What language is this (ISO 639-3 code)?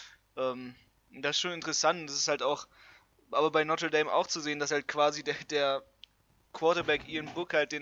deu